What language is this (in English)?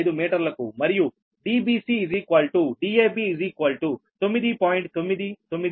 Telugu